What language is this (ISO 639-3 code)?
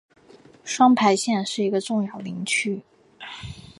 zho